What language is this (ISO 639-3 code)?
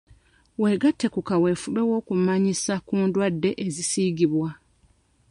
lug